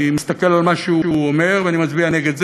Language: Hebrew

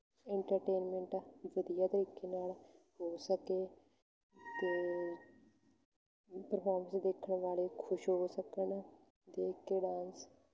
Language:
Punjabi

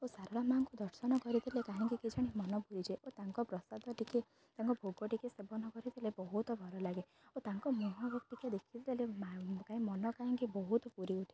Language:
Odia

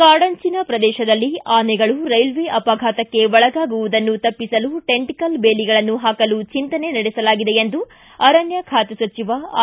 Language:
Kannada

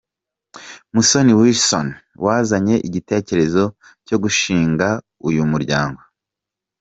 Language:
Kinyarwanda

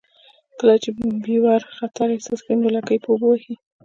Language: Pashto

